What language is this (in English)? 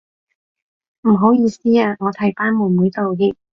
Cantonese